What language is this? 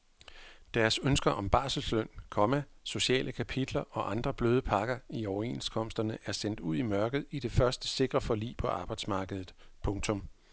Danish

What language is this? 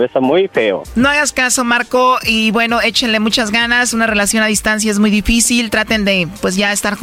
Spanish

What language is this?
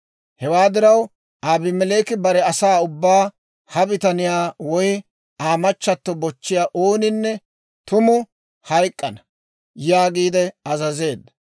Dawro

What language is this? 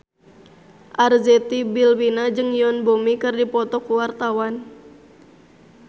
Sundanese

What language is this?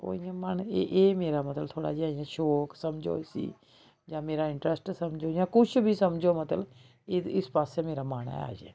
Dogri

